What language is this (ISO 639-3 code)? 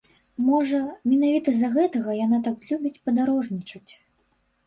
bel